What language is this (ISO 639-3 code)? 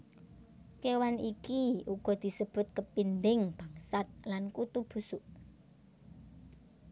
jav